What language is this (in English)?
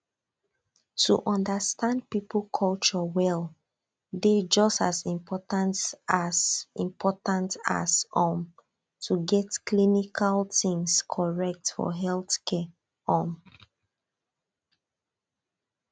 Nigerian Pidgin